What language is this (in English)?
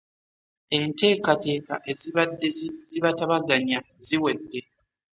Ganda